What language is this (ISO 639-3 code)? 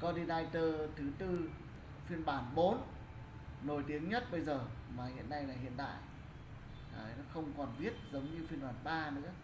vie